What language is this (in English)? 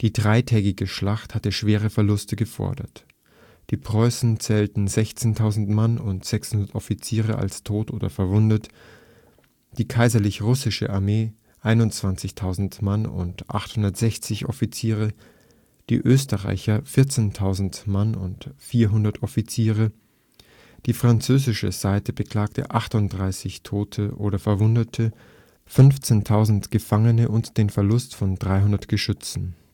German